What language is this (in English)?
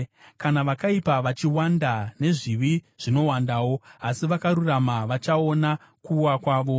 Shona